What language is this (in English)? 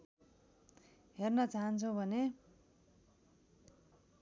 Nepali